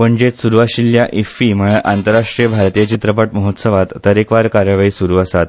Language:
Konkani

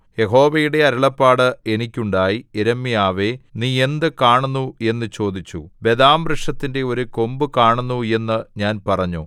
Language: Malayalam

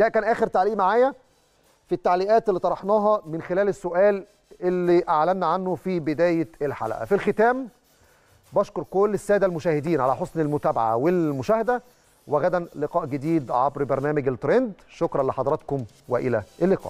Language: Arabic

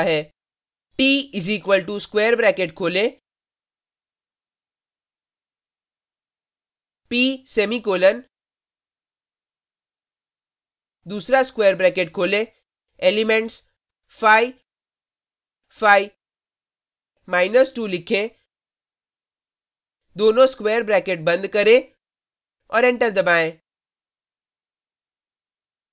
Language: Hindi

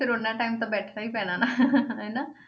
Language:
Punjabi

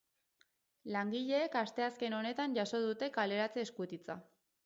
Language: Basque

